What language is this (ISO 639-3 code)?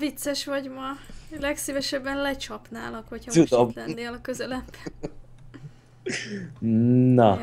hun